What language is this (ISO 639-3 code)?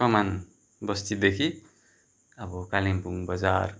nep